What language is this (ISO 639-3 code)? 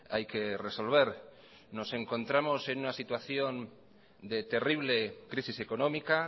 spa